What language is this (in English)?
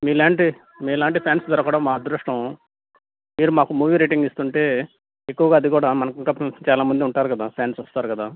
Telugu